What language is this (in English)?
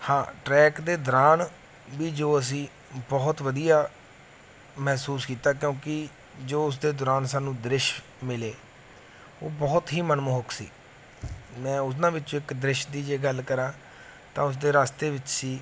Punjabi